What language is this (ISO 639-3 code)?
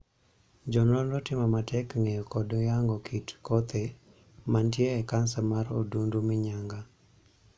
luo